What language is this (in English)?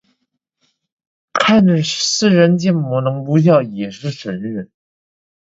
Chinese